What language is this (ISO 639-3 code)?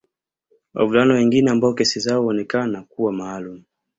swa